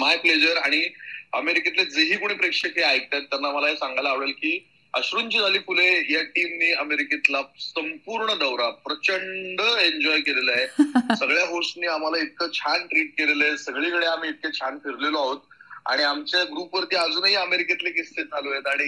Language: Marathi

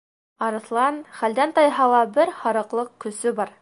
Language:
Bashkir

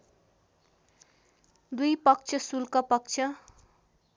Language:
Nepali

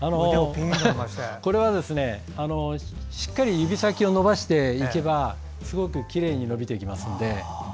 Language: Japanese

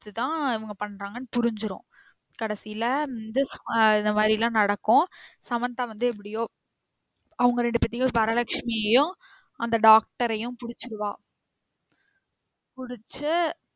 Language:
Tamil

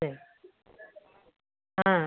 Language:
Tamil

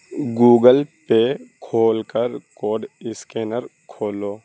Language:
Urdu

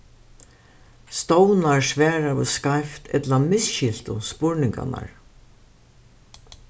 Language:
Faroese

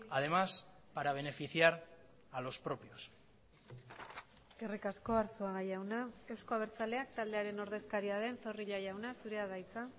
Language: Basque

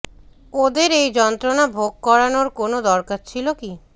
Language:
Bangla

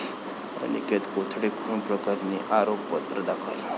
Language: Marathi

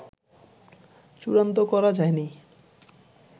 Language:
Bangla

